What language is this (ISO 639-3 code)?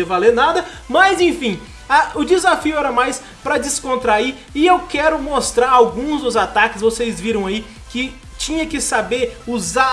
por